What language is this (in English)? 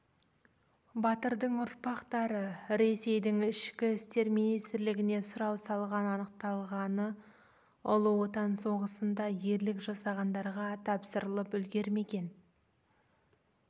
Kazakh